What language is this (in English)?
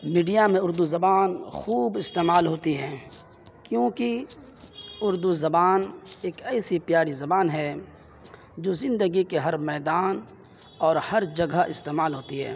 Urdu